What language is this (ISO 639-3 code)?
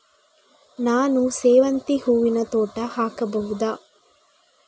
kan